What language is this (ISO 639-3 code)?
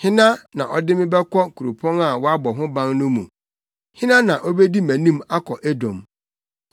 aka